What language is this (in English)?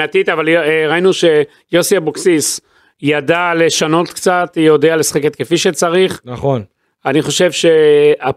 Hebrew